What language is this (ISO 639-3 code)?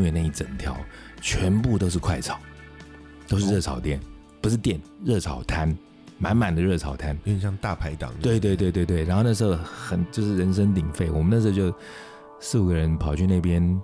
zho